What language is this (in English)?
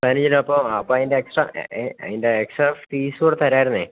Malayalam